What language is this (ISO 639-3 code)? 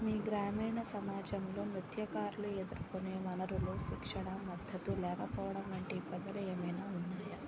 tel